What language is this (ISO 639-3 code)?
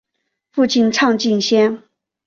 zho